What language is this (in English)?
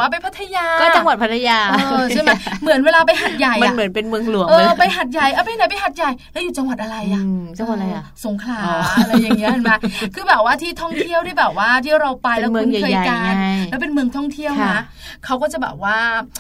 Thai